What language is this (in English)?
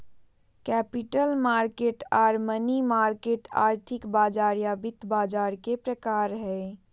Magahi